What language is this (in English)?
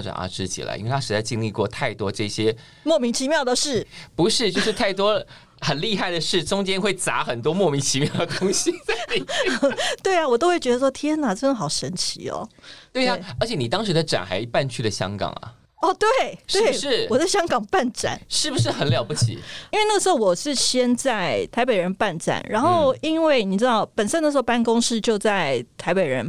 Chinese